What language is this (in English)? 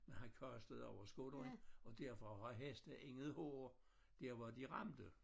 Danish